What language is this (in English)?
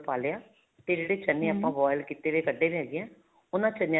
Punjabi